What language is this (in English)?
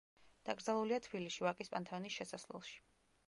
Georgian